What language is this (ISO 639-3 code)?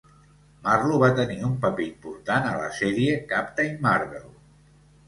cat